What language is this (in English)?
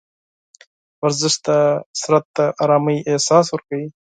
Pashto